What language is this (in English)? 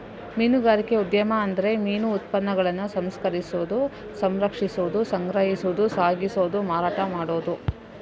Kannada